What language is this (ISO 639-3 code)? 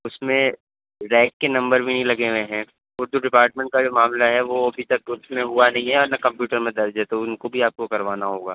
urd